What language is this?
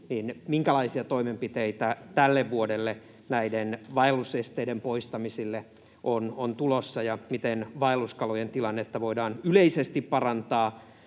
Finnish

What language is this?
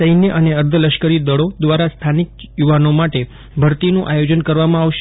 Gujarati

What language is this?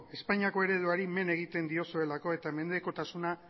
Basque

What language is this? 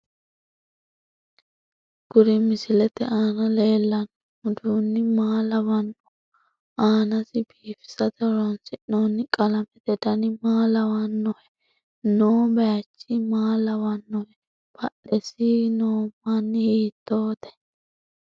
Sidamo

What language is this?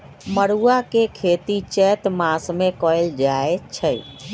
Magahi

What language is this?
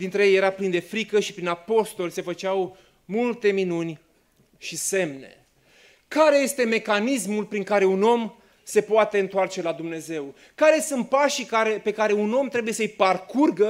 Romanian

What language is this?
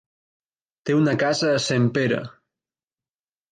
Catalan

